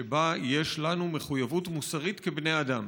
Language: Hebrew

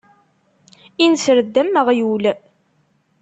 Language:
Kabyle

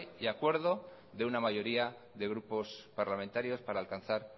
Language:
Spanish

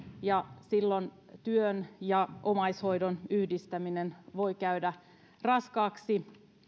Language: Finnish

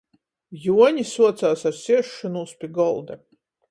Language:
Latgalian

